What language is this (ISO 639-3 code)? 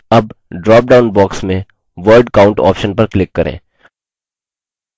hin